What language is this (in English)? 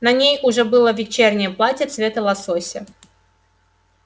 Russian